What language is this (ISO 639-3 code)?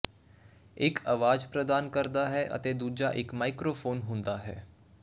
pan